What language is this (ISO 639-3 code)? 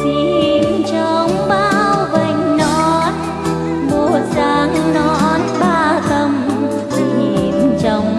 vie